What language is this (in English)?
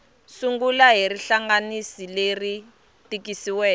Tsonga